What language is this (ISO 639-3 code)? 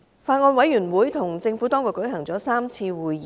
yue